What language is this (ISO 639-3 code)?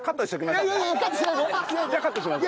jpn